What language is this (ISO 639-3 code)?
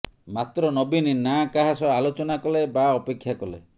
ori